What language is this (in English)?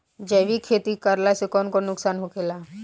Bhojpuri